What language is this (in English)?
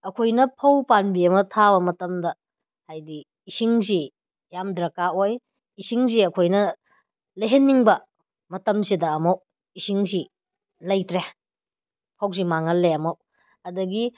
Manipuri